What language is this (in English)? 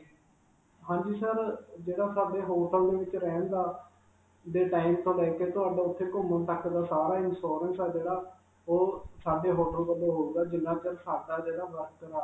Punjabi